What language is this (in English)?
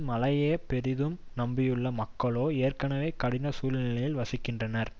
Tamil